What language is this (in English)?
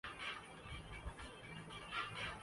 Urdu